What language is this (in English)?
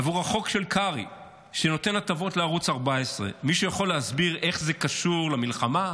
Hebrew